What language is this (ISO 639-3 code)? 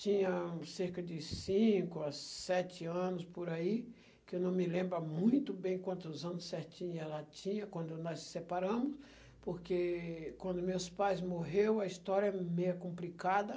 por